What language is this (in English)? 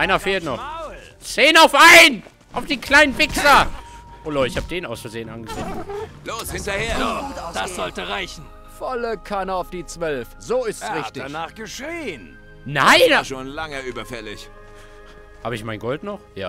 German